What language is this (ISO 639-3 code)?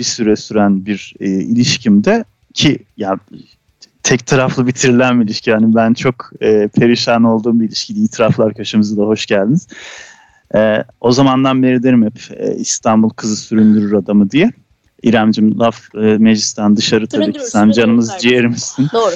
tur